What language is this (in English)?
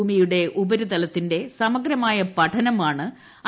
Malayalam